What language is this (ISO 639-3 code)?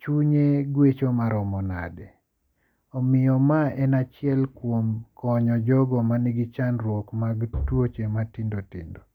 luo